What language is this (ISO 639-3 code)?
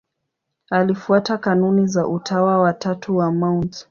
swa